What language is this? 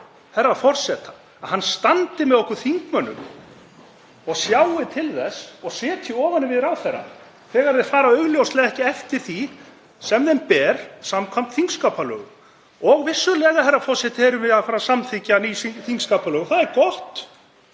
Icelandic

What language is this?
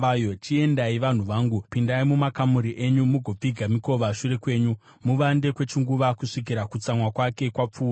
Shona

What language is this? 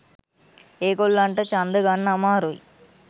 Sinhala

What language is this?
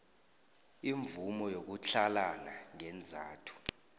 South Ndebele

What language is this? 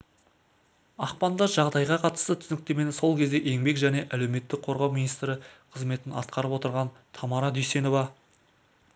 Kazakh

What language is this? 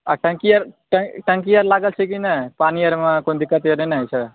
Maithili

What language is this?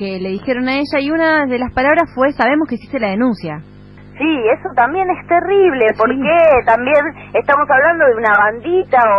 Spanish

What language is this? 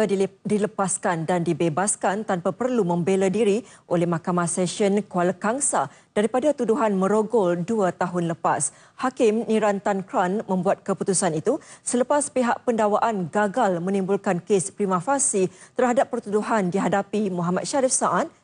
Malay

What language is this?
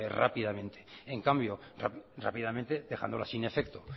Spanish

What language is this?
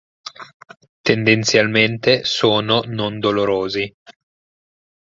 Italian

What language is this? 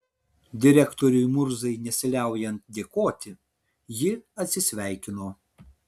Lithuanian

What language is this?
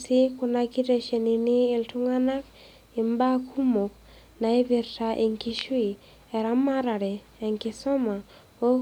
Masai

